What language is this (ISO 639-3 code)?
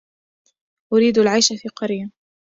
ara